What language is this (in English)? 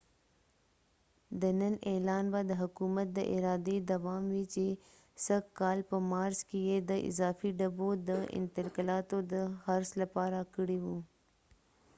Pashto